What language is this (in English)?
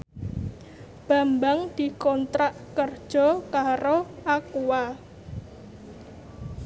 Javanese